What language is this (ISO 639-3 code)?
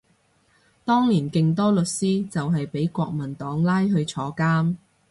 yue